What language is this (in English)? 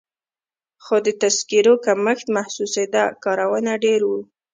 Pashto